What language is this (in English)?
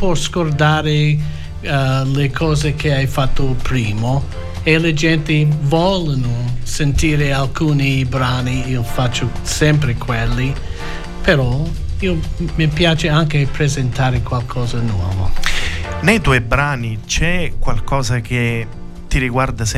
Italian